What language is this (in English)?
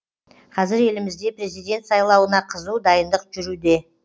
Kazakh